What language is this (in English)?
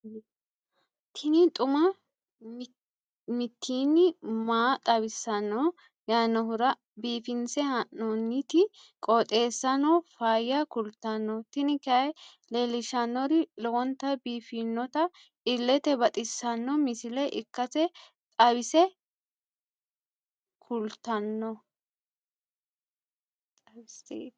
Sidamo